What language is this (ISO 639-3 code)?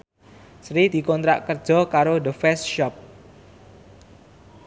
jav